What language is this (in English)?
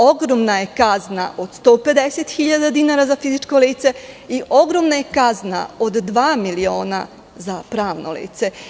Serbian